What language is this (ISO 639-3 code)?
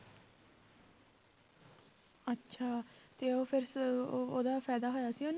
pan